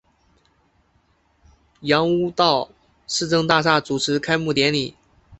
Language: Chinese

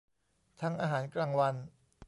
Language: Thai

